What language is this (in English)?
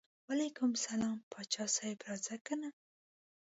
Pashto